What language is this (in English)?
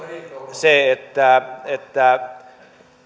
Finnish